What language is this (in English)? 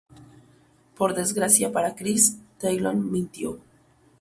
Spanish